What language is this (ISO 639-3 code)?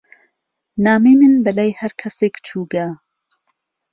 ckb